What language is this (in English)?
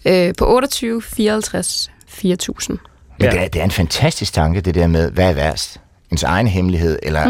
Danish